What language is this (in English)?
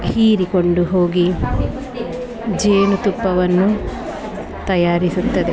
Kannada